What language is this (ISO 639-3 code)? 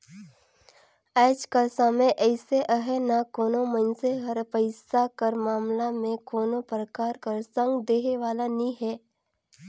hne